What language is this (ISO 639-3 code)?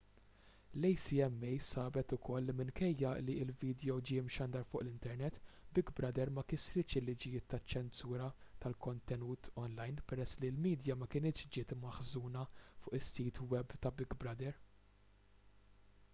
mlt